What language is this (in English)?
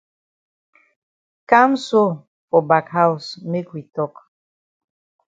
Cameroon Pidgin